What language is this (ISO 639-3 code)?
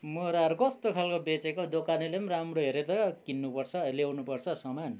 nep